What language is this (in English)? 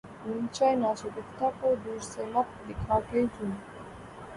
Urdu